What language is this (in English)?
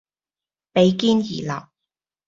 Cantonese